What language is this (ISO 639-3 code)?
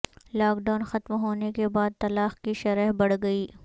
urd